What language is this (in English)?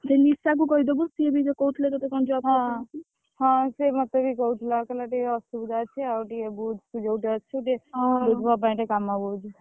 Odia